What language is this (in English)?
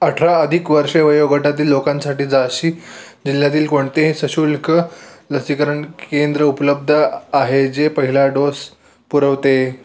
Marathi